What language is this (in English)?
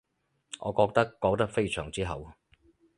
Cantonese